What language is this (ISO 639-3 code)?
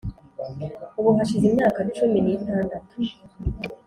kin